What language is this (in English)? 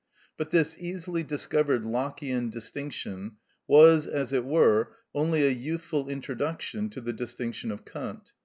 English